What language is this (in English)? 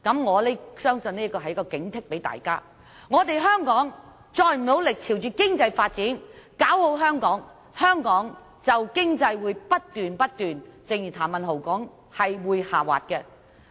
Cantonese